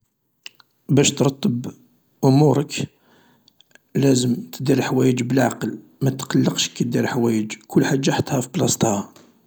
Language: Algerian Arabic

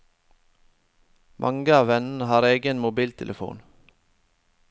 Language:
Norwegian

